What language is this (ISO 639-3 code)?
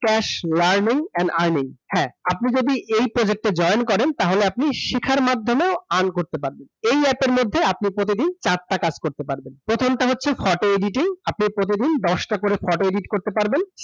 ben